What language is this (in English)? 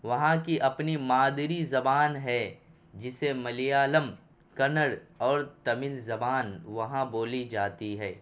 Urdu